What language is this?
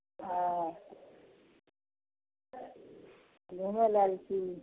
Maithili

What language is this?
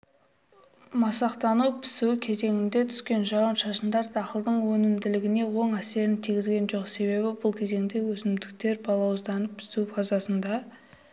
Kazakh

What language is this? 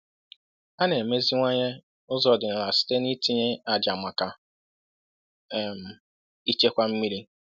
Igbo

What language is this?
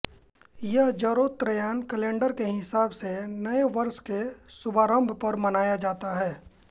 Hindi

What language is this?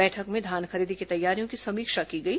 Hindi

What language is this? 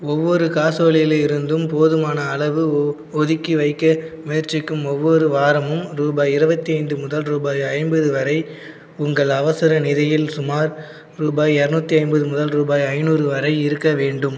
Tamil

